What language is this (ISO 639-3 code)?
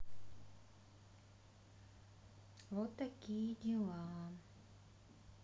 rus